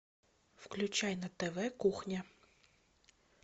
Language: Russian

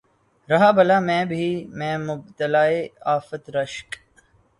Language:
Urdu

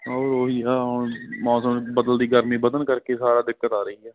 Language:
Punjabi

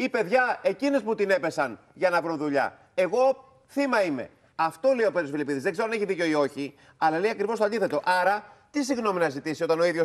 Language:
Greek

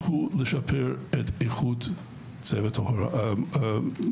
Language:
Hebrew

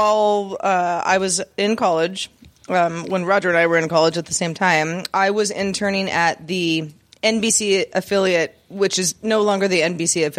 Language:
English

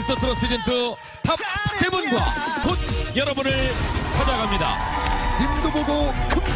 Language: Korean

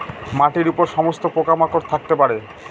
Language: Bangla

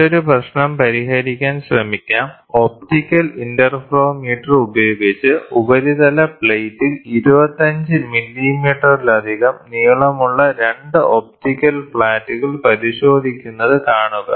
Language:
Malayalam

